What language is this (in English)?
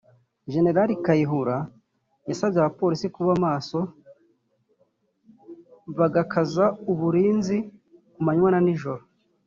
Kinyarwanda